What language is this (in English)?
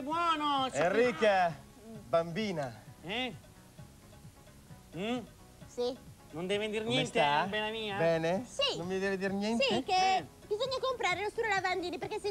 Italian